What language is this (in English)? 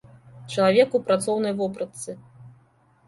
Belarusian